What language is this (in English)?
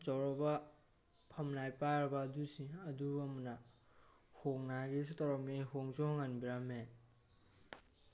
Manipuri